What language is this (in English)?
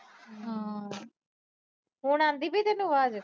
Punjabi